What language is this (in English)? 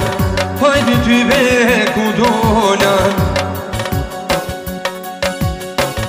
Hindi